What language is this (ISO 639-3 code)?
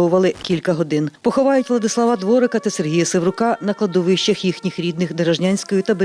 ukr